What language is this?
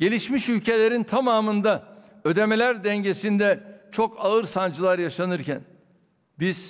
Turkish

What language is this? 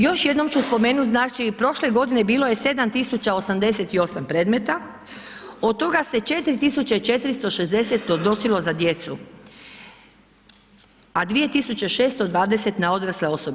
Croatian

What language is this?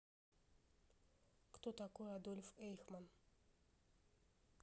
Russian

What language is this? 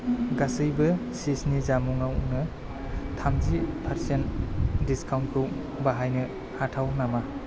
Bodo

